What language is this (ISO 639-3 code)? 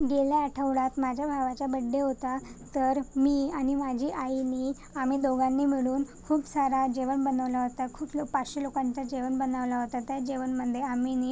mar